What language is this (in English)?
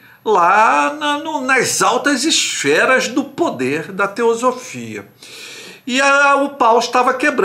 Portuguese